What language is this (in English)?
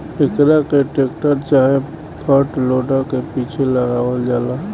Bhojpuri